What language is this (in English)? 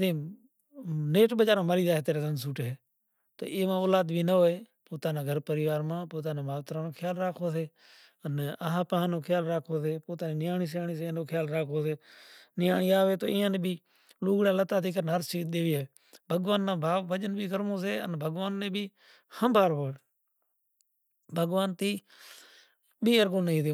Kachi Koli